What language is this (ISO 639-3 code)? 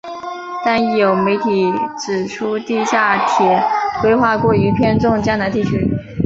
zho